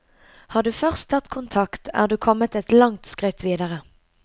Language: Norwegian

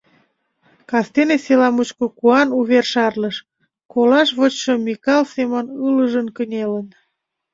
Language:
Mari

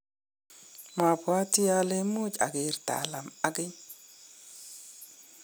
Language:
Kalenjin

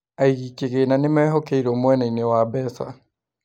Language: Kikuyu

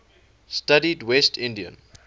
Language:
English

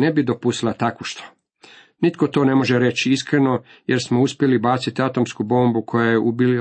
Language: Croatian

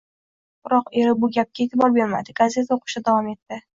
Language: Uzbek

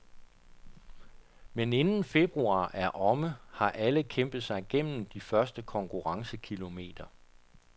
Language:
Danish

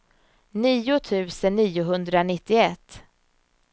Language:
Swedish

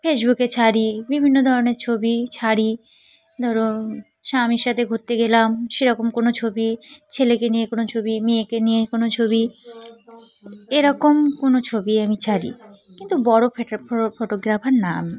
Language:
Bangla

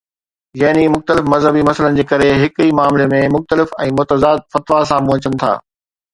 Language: Sindhi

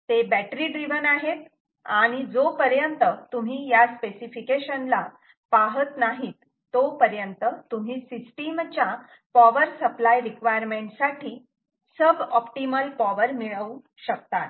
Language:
Marathi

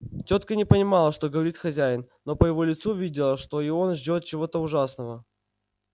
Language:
Russian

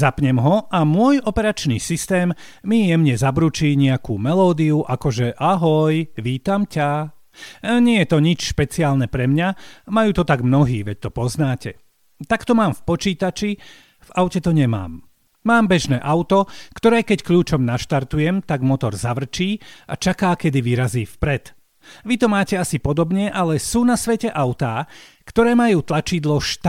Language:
Slovak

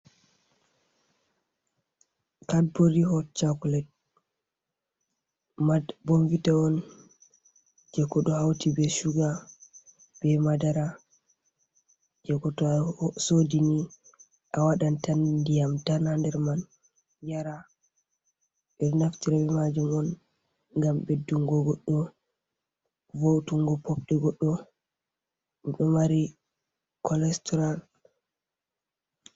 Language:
Fula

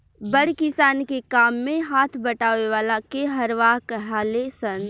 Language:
Bhojpuri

